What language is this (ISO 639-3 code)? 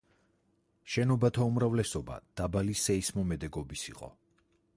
kat